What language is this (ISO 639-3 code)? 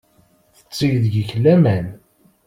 kab